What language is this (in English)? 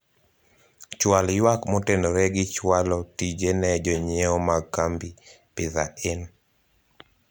Luo (Kenya and Tanzania)